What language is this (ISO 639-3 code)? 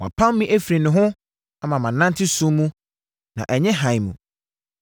aka